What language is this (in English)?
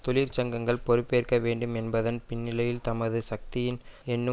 Tamil